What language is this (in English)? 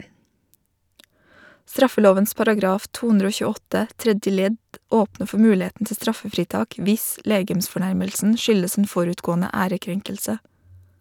Norwegian